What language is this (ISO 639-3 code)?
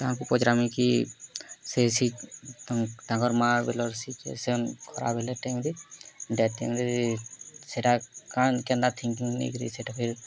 ori